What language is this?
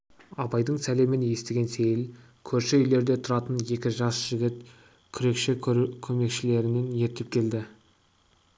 Kazakh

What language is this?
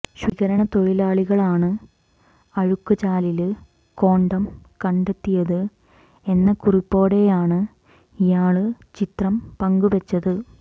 Malayalam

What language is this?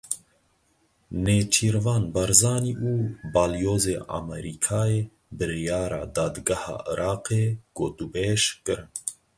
Kurdish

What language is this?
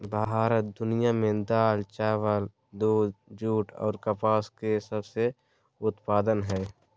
Magahi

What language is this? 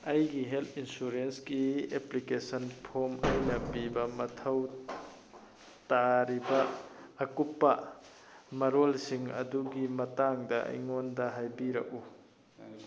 Manipuri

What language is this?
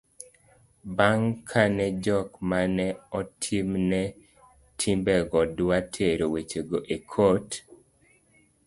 Luo (Kenya and Tanzania)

